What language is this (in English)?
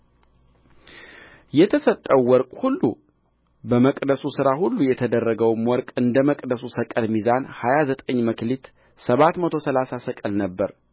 Amharic